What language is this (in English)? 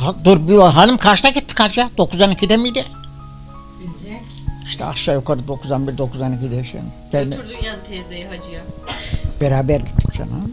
Turkish